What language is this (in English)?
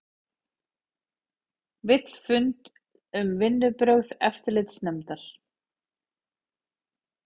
Icelandic